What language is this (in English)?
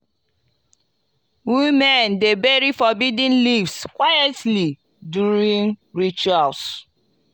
Nigerian Pidgin